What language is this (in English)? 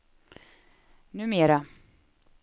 Swedish